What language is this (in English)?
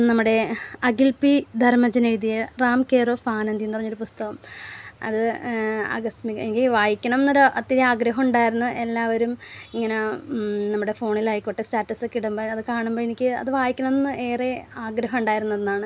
Malayalam